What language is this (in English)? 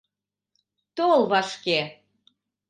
Mari